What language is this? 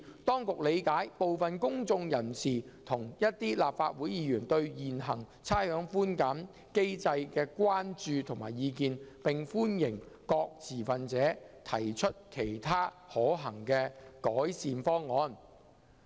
Cantonese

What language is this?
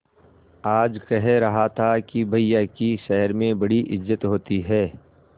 Hindi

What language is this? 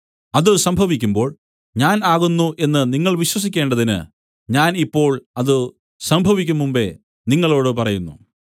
Malayalam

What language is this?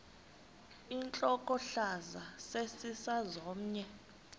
Xhosa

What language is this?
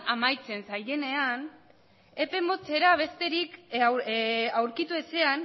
Basque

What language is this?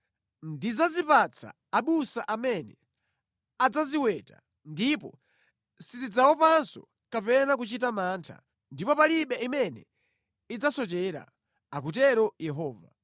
Nyanja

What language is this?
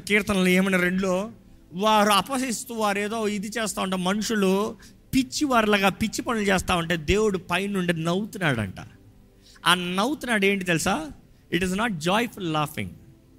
Telugu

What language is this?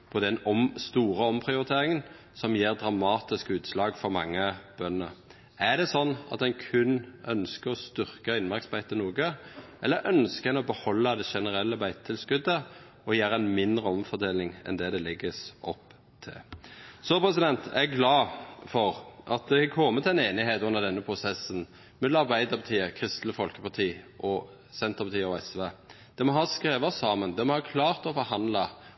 Norwegian Nynorsk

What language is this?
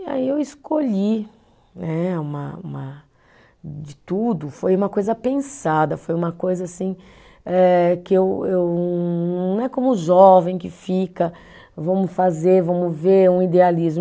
Portuguese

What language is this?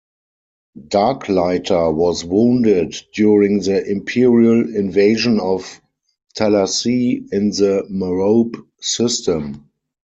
English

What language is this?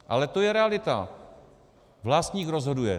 Czech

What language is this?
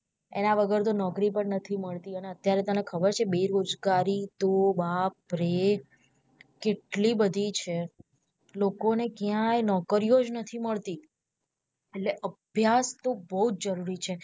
Gujarati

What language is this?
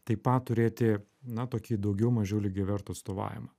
Lithuanian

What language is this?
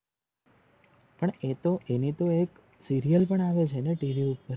Gujarati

